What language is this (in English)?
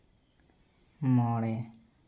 Santali